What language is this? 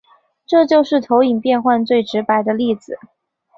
Chinese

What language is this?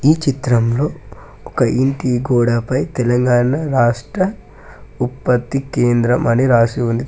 Telugu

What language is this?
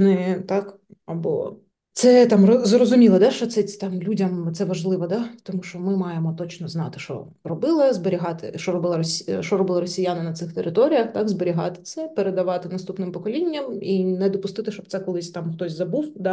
Ukrainian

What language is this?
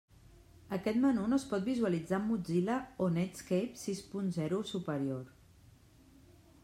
Catalan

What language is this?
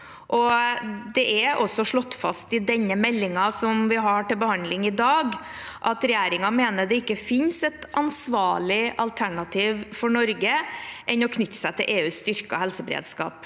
Norwegian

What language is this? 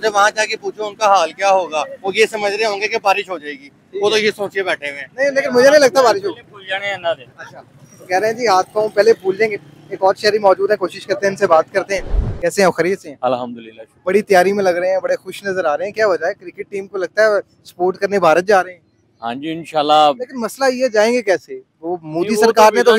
Hindi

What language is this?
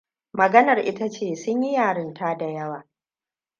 Hausa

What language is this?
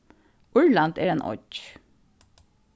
Faroese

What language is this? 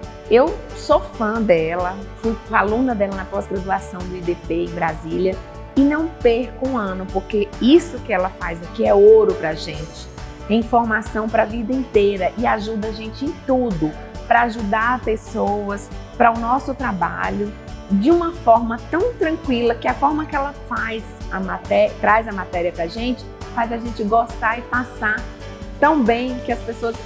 Portuguese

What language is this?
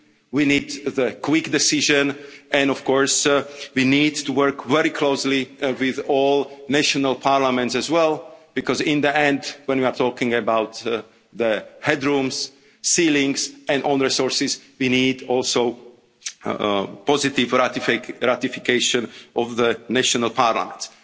English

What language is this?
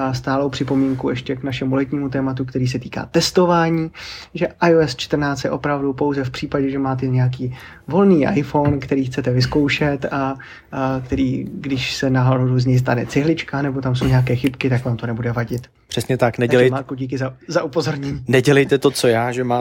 Czech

